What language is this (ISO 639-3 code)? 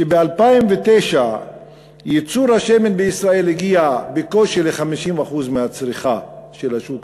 heb